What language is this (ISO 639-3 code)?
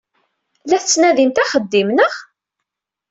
kab